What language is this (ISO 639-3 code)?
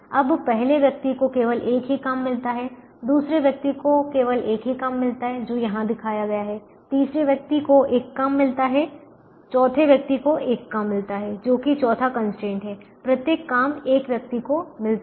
hin